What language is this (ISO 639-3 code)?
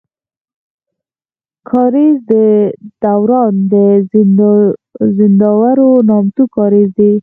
pus